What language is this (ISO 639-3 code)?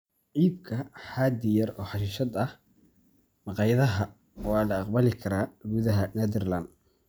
som